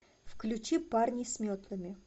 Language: Russian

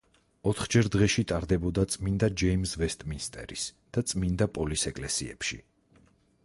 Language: Georgian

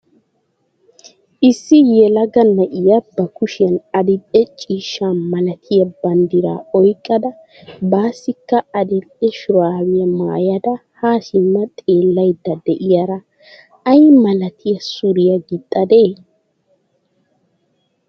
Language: Wolaytta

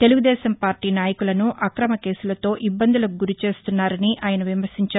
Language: Telugu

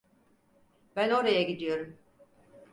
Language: Turkish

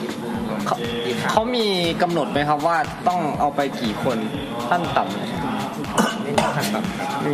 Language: Thai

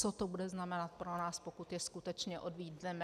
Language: Czech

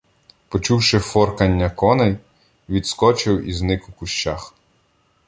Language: Ukrainian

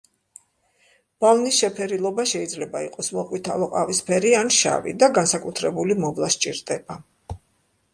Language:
Georgian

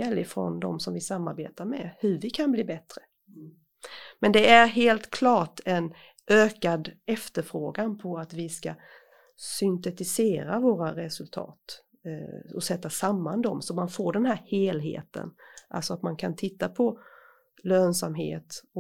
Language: Swedish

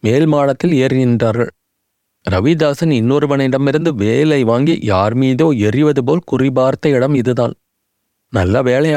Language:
Tamil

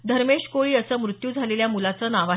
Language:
Marathi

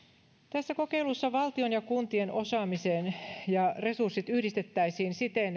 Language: Finnish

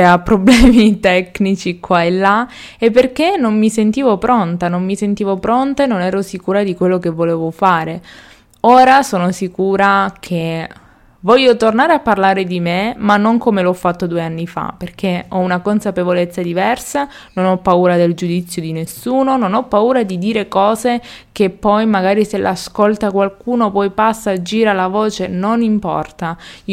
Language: Italian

